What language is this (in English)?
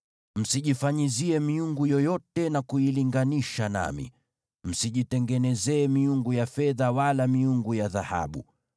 Swahili